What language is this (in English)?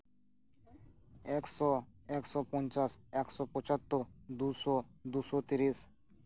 Santali